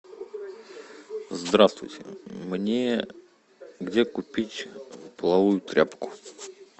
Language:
Russian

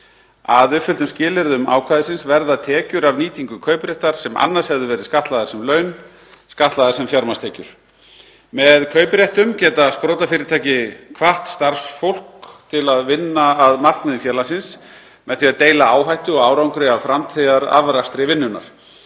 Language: Icelandic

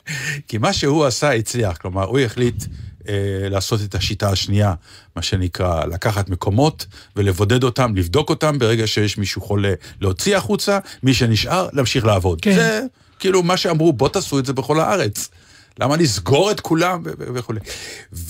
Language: Hebrew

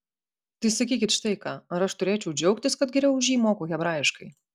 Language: Lithuanian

